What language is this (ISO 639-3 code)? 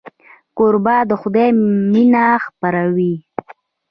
pus